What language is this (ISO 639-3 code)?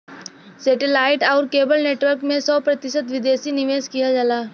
bho